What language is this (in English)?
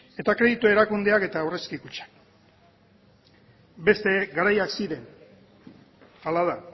Basque